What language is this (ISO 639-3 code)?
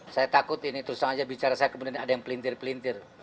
ind